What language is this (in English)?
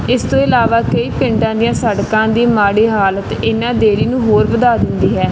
Punjabi